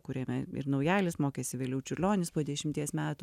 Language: Lithuanian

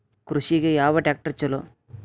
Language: Kannada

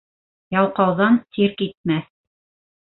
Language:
Bashkir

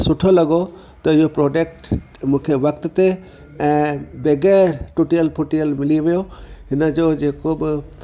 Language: Sindhi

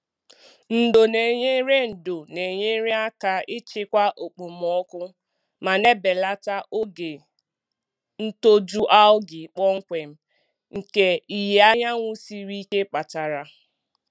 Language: Igbo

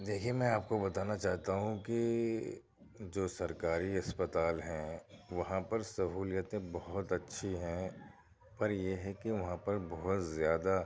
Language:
Urdu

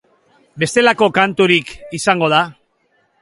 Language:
Basque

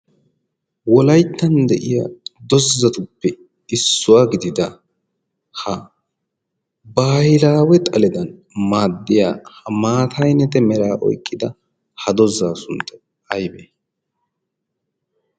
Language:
Wolaytta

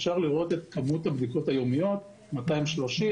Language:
Hebrew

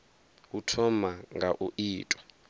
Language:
Venda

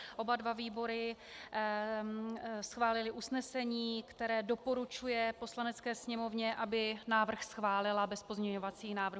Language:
Czech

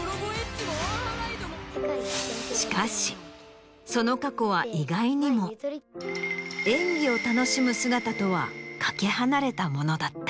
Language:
Japanese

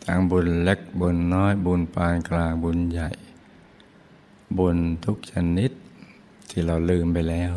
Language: Thai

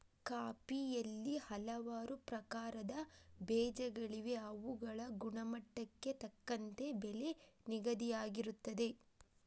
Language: Kannada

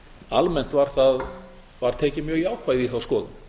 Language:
Icelandic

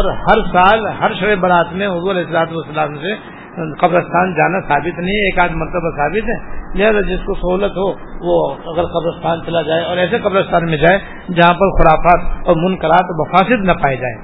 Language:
Urdu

